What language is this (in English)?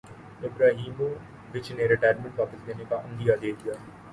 Urdu